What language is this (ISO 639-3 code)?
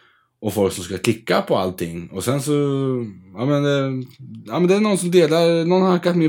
swe